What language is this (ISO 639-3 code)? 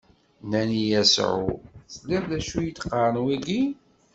kab